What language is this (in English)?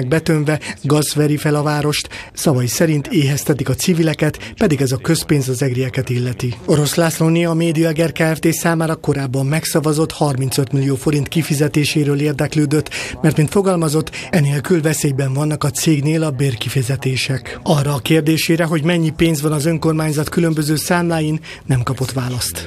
Hungarian